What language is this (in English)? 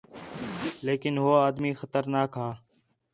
Khetrani